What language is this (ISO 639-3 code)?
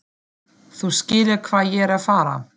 isl